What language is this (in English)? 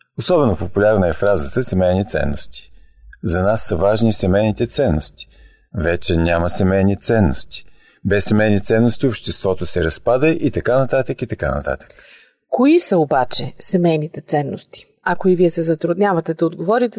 Bulgarian